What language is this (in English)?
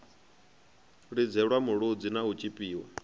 Venda